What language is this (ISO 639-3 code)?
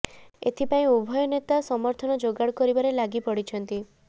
ori